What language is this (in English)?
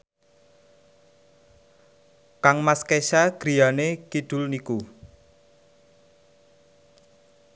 Javanese